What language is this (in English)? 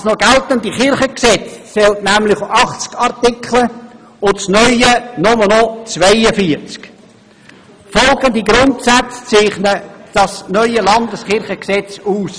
Swiss German